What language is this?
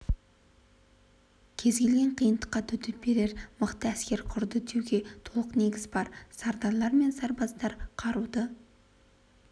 Kazakh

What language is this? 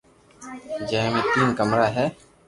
Loarki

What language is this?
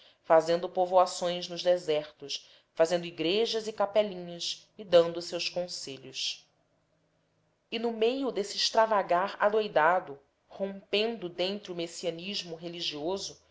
Portuguese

